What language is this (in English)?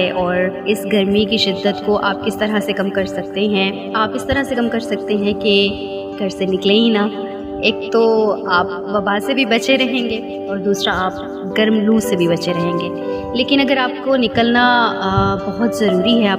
Urdu